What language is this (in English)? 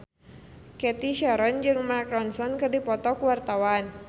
Sundanese